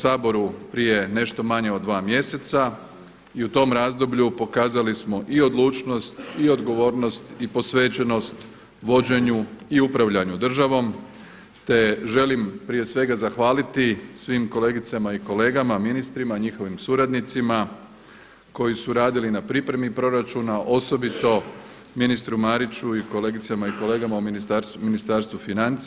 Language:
Croatian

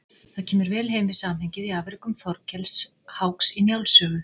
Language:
Icelandic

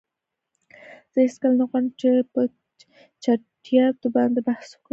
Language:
Pashto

